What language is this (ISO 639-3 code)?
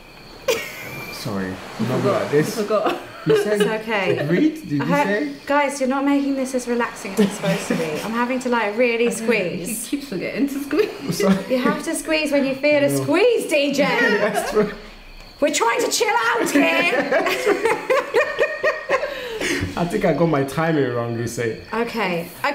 eng